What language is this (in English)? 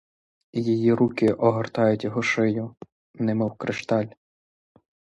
Ukrainian